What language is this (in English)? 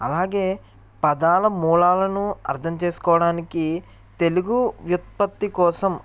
Telugu